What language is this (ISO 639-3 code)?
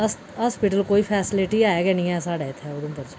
doi